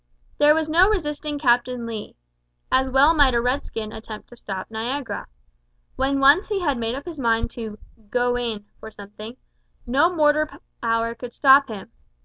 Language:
English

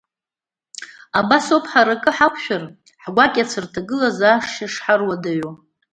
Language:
Abkhazian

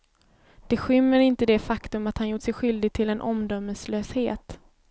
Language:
Swedish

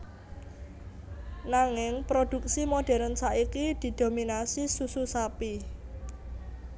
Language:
Javanese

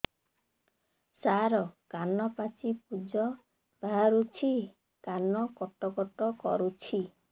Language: Odia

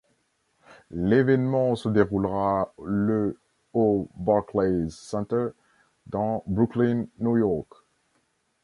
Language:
French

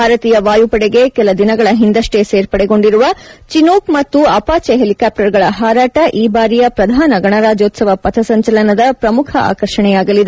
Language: Kannada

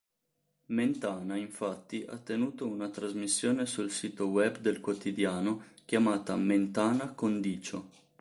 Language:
Italian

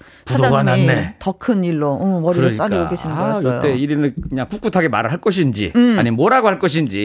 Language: Korean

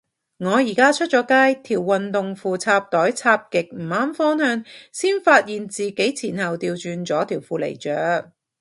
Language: Cantonese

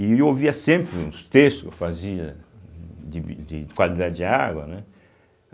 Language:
Portuguese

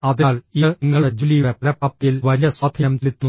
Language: Malayalam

